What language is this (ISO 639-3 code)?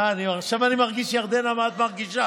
heb